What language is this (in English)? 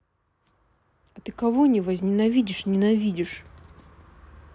Russian